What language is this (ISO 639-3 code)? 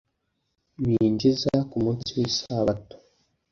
kin